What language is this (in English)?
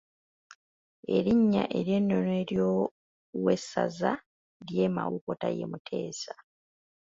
Ganda